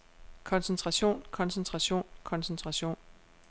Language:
Danish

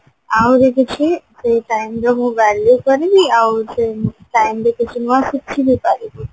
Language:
Odia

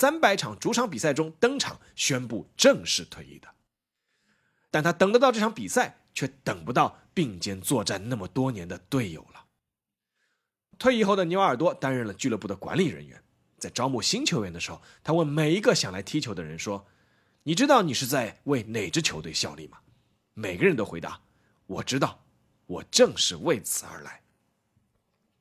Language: Chinese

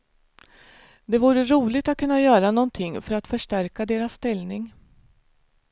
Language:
Swedish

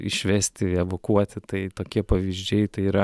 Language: Lithuanian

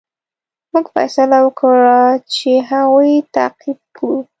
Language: Pashto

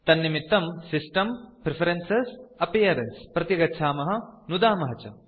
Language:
Sanskrit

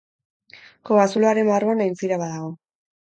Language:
Basque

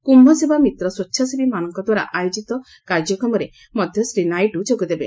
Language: Odia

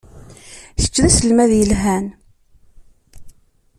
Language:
Kabyle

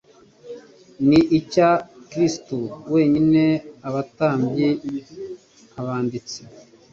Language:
Kinyarwanda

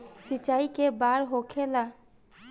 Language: Bhojpuri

